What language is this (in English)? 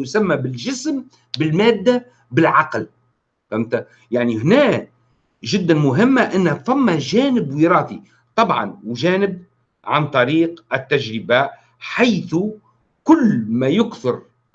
Arabic